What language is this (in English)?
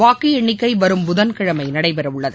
Tamil